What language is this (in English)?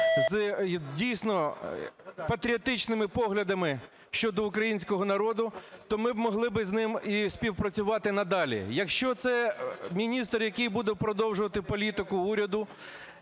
Ukrainian